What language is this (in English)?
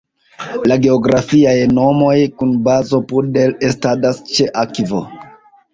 Esperanto